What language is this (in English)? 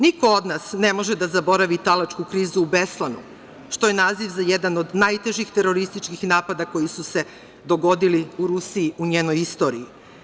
Serbian